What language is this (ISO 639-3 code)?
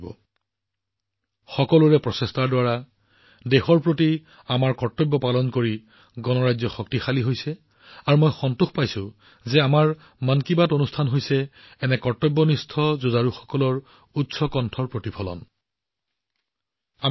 asm